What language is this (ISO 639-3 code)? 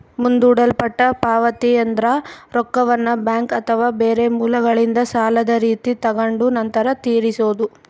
kan